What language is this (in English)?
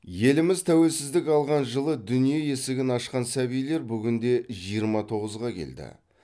Kazakh